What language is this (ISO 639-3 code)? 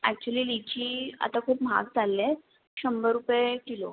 mar